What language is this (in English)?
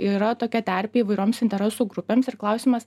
Lithuanian